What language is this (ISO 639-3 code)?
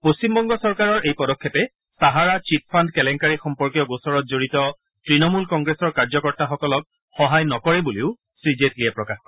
asm